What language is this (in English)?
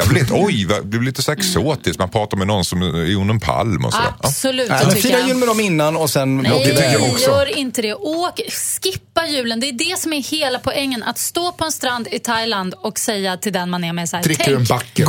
Swedish